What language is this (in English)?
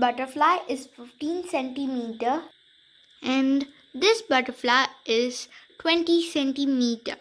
English